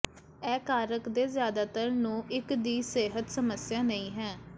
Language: Punjabi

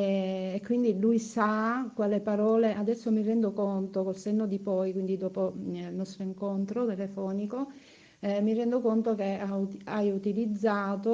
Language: Italian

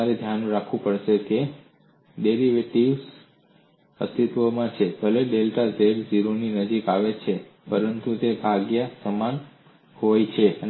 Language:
Gujarati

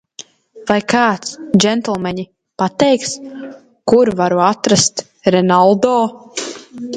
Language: Latvian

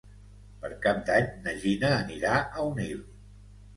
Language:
Catalan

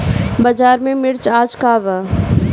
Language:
Bhojpuri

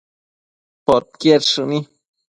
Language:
Matsés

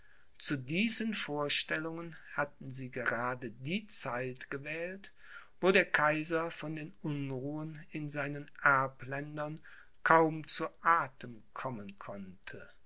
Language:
German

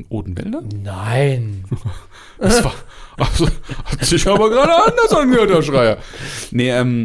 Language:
German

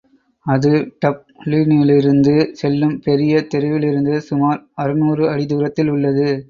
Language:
Tamil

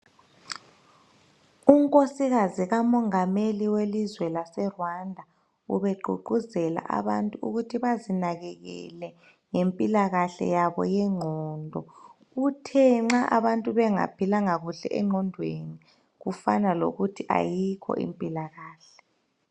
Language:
North Ndebele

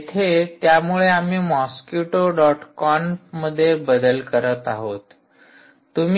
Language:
Marathi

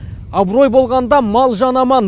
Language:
Kazakh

